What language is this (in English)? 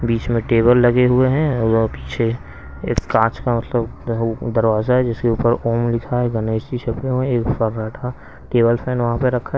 Hindi